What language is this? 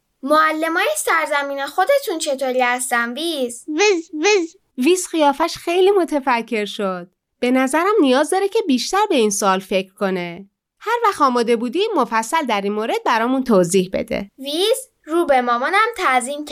Persian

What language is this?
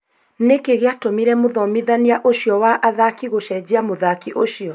Kikuyu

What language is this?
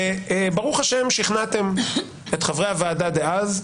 Hebrew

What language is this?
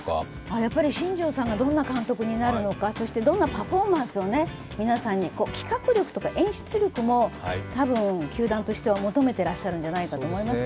Japanese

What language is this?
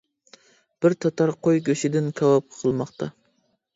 Uyghur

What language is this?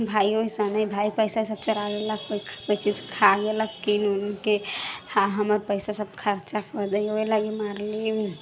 Maithili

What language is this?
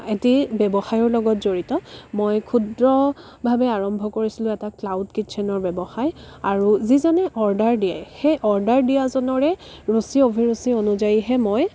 Assamese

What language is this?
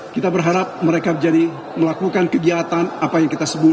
Indonesian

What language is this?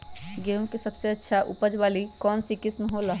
Magahi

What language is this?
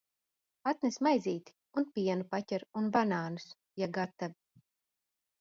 Latvian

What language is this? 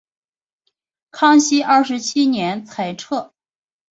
Chinese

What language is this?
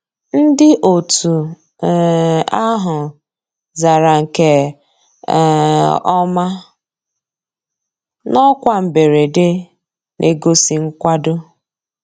Igbo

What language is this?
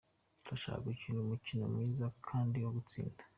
Kinyarwanda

